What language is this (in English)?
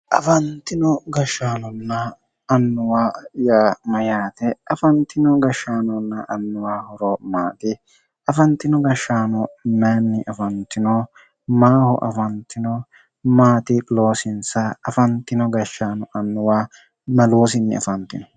Sidamo